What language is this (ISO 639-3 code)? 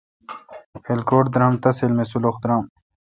xka